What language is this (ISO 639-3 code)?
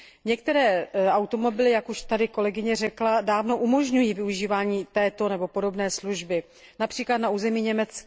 ces